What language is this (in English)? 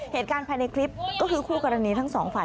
Thai